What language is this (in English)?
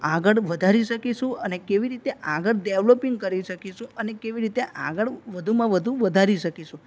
Gujarati